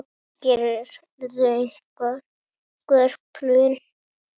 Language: Icelandic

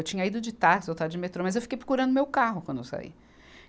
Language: Portuguese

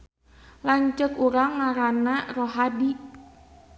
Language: Sundanese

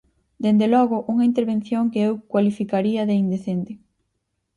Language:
Galician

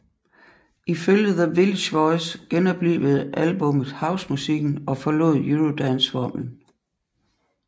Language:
Danish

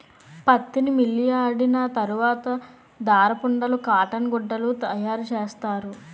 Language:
Telugu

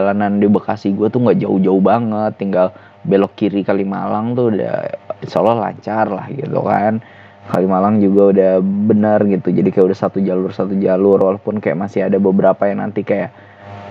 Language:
Indonesian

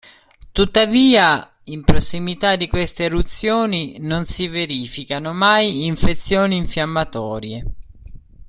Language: Italian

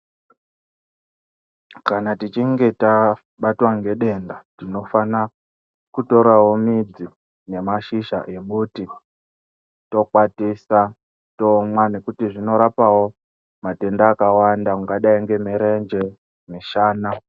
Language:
Ndau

